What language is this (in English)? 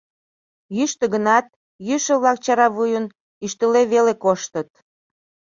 Mari